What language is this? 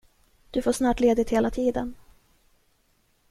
Swedish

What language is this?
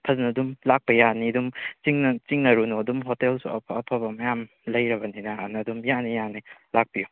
Manipuri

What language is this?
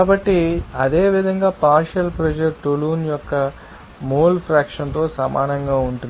Telugu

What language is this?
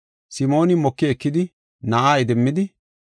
Gofa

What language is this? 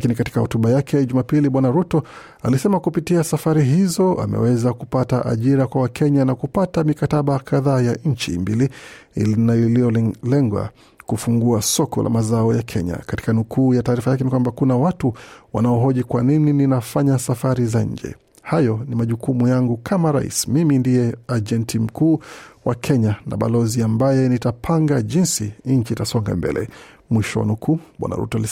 Swahili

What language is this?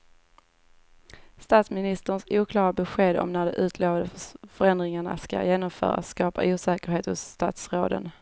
Swedish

